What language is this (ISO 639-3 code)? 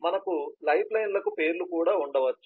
tel